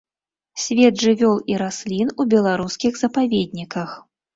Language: Belarusian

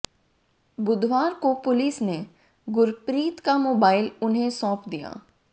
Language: Hindi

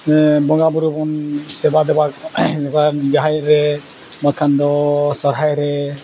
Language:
Santali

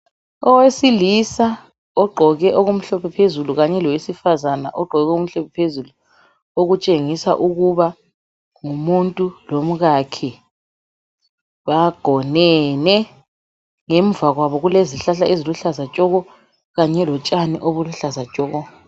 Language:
North Ndebele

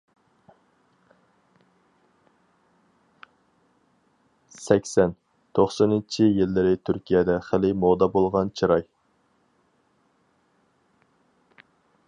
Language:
Uyghur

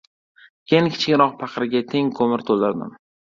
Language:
Uzbek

